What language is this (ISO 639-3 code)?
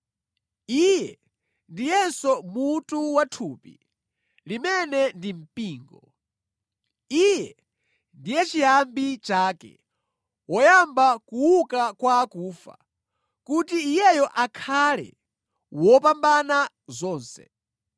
nya